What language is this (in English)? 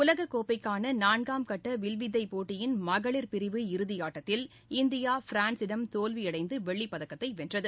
Tamil